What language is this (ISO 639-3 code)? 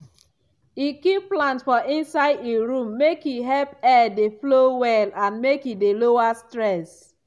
pcm